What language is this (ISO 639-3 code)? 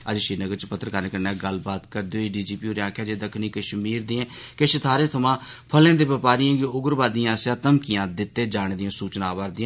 doi